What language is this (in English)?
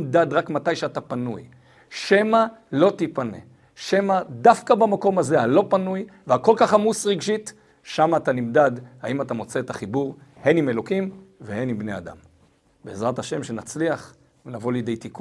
Hebrew